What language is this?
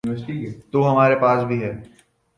Urdu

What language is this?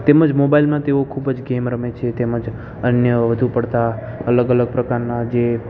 Gujarati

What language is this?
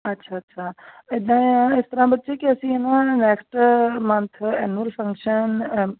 Punjabi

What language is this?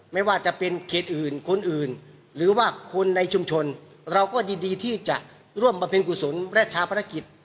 Thai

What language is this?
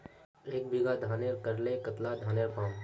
Magahi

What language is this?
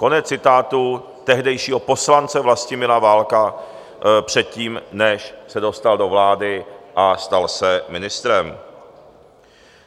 Czech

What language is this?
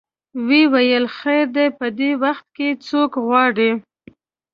Pashto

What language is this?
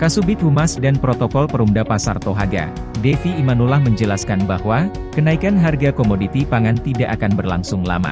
Indonesian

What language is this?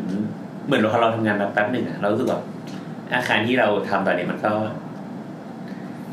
Thai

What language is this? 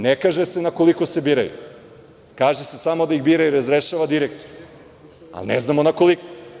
Serbian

